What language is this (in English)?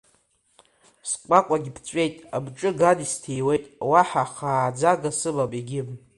Abkhazian